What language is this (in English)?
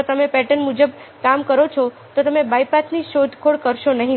Gujarati